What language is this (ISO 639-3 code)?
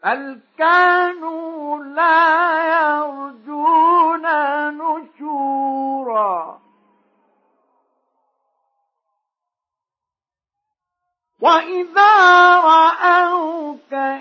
ara